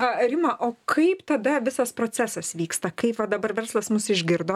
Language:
Lithuanian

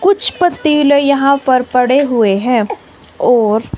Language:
Hindi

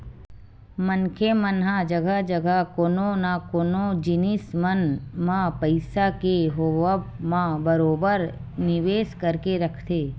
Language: Chhattisgarhi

